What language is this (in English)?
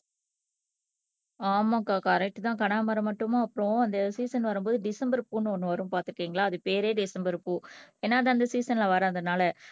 Tamil